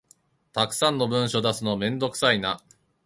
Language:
Japanese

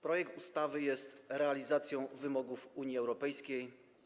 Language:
Polish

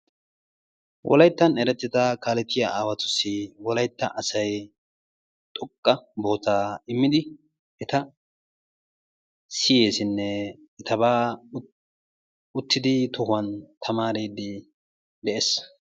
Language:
Wolaytta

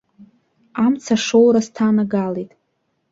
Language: Abkhazian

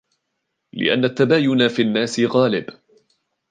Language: Arabic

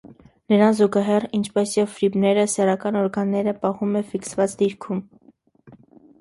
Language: Armenian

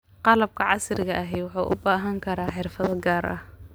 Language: Somali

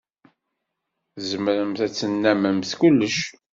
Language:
Kabyle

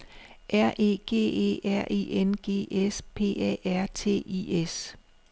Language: Danish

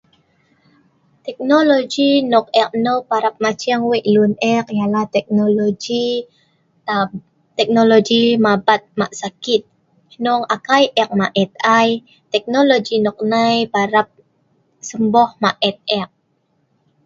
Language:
Sa'ban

